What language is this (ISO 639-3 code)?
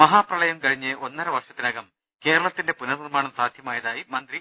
mal